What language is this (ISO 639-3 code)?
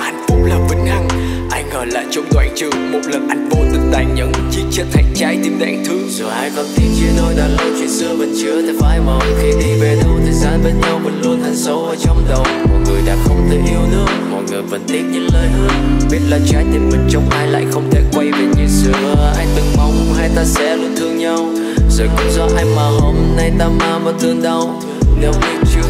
vie